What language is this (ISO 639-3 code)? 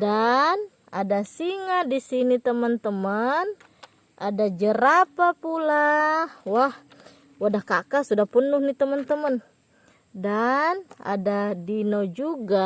ind